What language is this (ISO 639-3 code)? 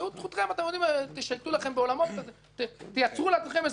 heb